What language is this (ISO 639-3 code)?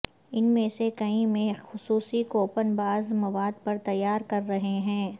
urd